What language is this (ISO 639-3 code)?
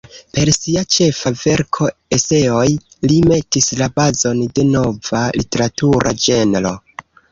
epo